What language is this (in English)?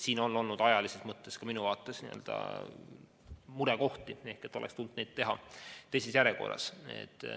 Estonian